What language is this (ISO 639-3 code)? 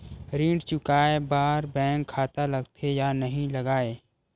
hne